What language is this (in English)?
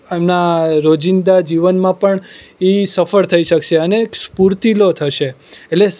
Gujarati